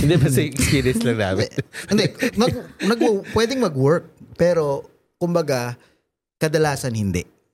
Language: Filipino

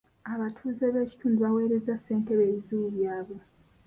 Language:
Ganda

